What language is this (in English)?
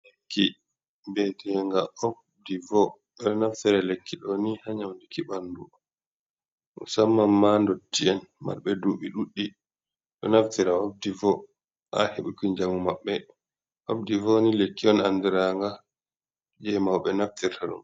Fula